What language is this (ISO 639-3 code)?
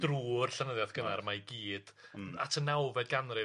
cym